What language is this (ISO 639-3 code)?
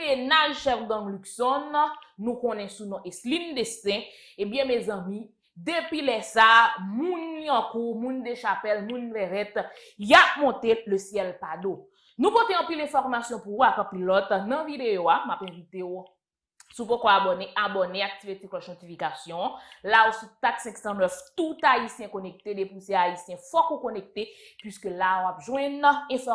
fra